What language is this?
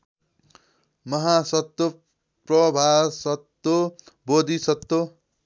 Nepali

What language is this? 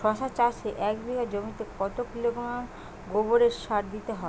Bangla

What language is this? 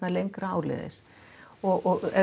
Icelandic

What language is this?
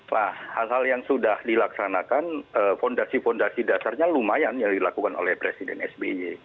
Indonesian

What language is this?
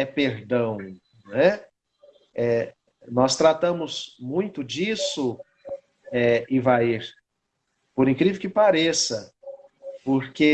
Portuguese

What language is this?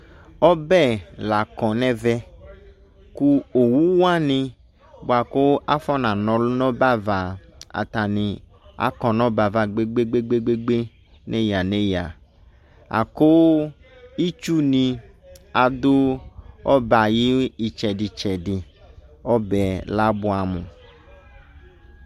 Ikposo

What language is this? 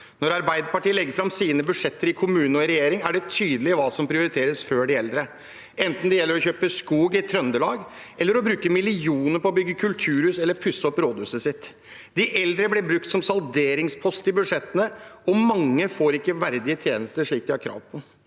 Norwegian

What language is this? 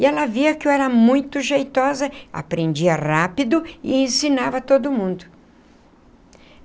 Portuguese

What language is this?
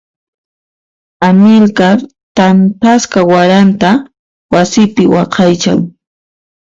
Puno Quechua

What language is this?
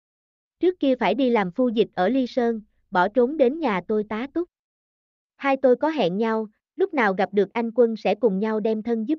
Vietnamese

